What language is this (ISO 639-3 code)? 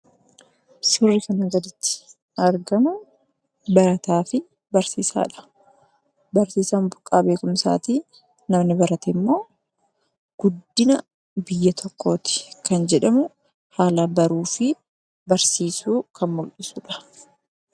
orm